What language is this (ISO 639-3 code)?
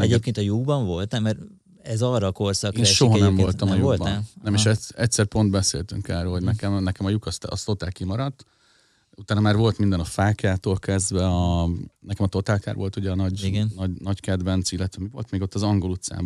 hun